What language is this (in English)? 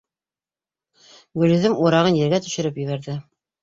Bashkir